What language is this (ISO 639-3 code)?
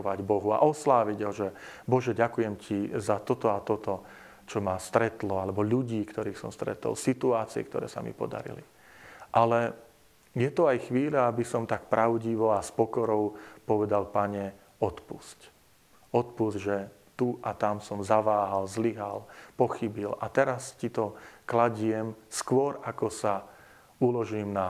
slk